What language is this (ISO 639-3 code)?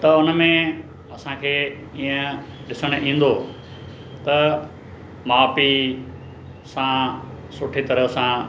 snd